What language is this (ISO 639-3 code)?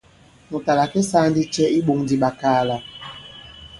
abb